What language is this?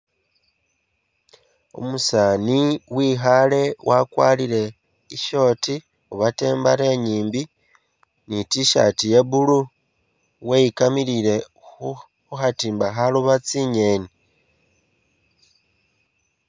Masaaba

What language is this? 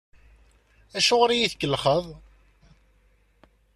Kabyle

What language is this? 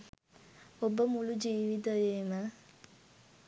Sinhala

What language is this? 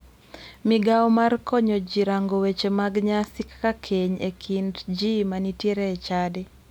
Luo (Kenya and Tanzania)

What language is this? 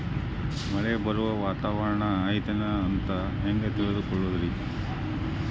Kannada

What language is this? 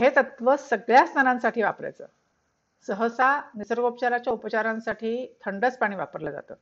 Marathi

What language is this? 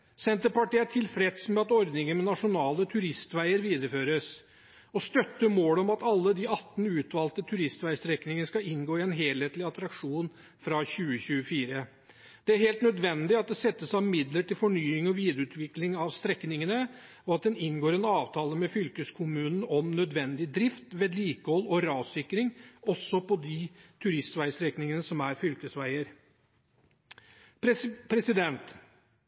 Norwegian Bokmål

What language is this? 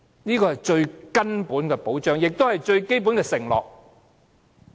Cantonese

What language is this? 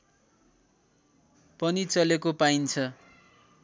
Nepali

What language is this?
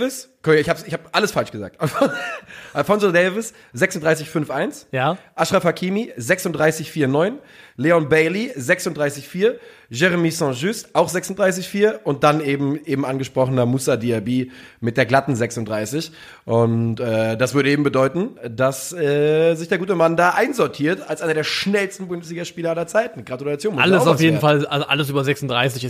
German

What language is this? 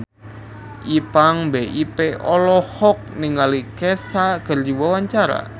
Sundanese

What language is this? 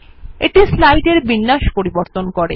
Bangla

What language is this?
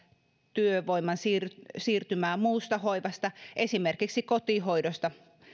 Finnish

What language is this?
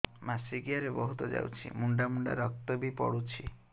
Odia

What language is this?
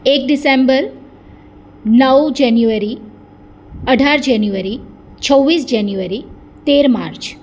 Gujarati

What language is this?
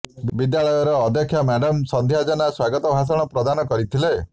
Odia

